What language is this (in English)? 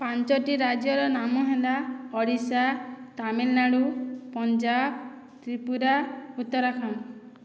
Odia